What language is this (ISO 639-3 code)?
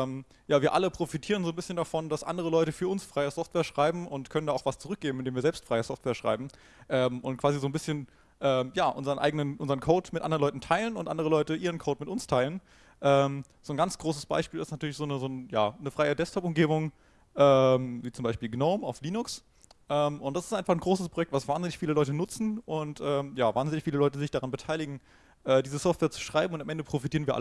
deu